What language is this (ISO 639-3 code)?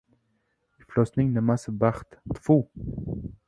uzb